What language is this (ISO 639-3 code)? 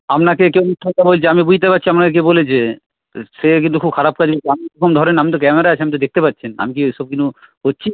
ben